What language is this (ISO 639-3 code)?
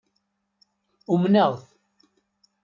kab